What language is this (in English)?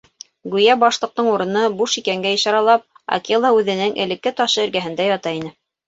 Bashkir